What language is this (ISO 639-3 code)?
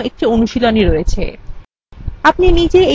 ben